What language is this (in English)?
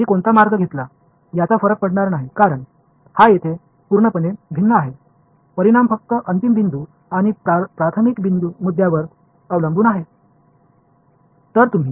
Tamil